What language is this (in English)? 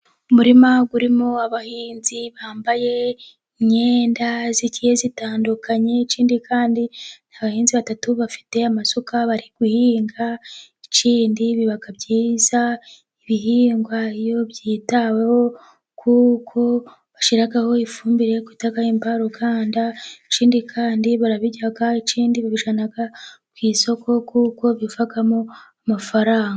Kinyarwanda